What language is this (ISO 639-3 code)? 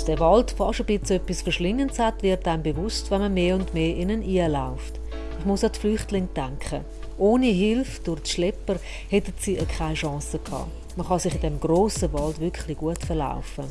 deu